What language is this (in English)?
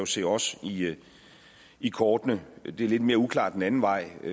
Danish